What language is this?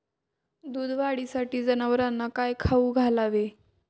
Marathi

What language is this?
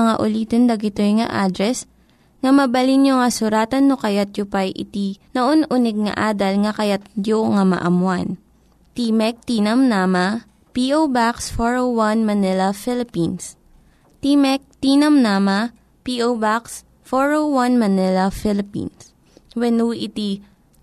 Filipino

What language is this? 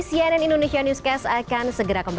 Indonesian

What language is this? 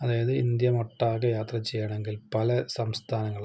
Malayalam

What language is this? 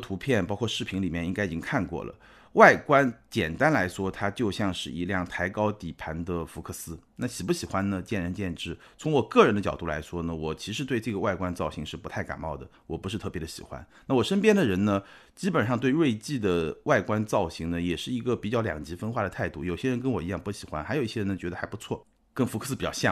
Chinese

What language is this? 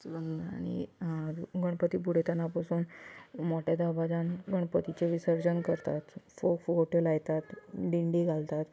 Konkani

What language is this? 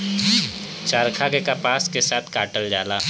Bhojpuri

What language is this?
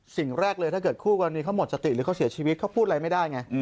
Thai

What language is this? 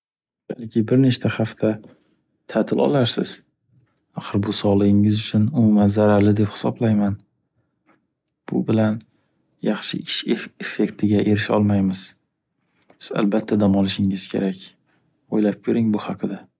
Uzbek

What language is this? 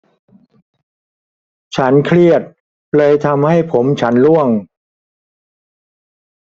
Thai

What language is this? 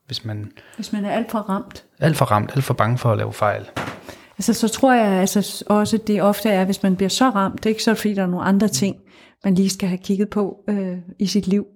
Danish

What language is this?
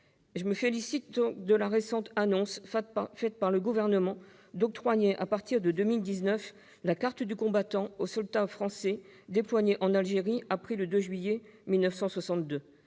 French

